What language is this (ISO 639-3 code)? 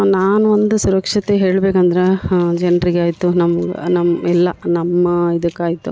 kan